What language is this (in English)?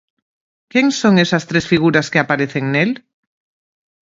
Galician